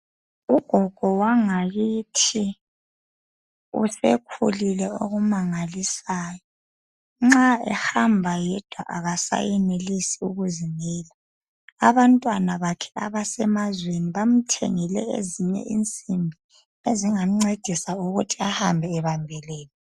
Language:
North Ndebele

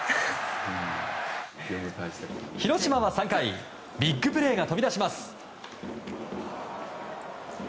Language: Japanese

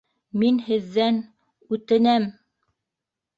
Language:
Bashkir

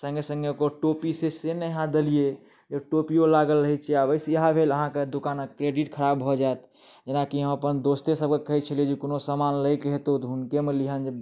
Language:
Maithili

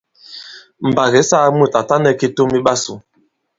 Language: Bankon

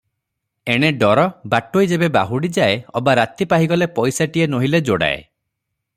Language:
Odia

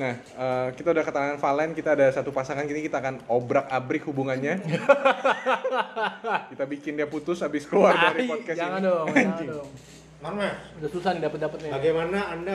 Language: Indonesian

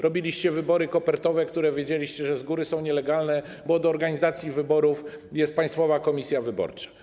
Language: Polish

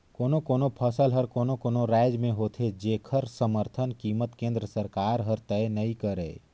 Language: Chhattisgarhi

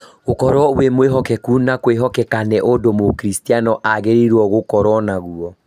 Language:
Kikuyu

